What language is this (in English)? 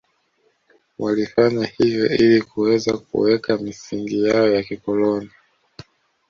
Swahili